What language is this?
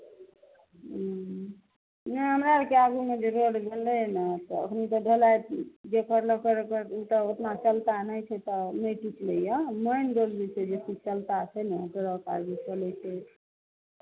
Maithili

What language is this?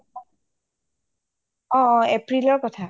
Assamese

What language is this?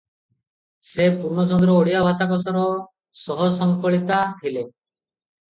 Odia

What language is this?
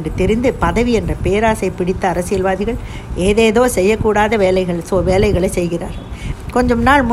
Tamil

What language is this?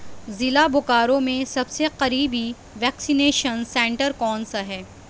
Urdu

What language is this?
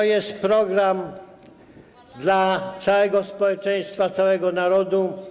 Polish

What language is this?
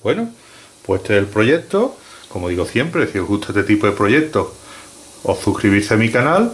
Spanish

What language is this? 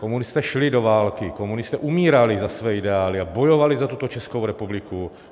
Czech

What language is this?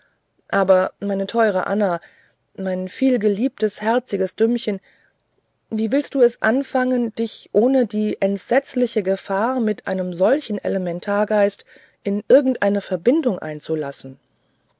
German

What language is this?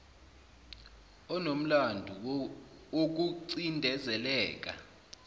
Zulu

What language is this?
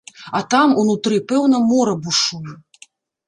Belarusian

